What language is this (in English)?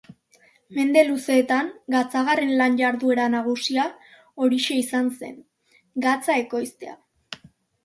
Basque